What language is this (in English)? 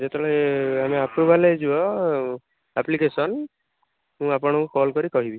Odia